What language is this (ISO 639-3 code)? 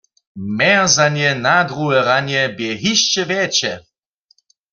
hsb